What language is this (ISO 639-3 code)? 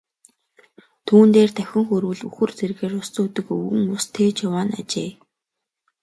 mon